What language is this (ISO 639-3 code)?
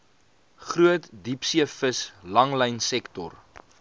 afr